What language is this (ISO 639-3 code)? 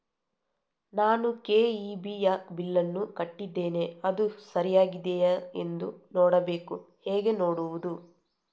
kan